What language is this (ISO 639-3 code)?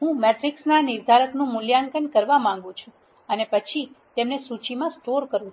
guj